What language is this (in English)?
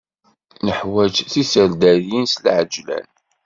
Kabyle